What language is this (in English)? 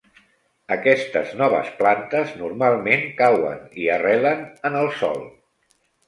Catalan